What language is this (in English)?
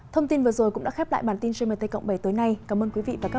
Vietnamese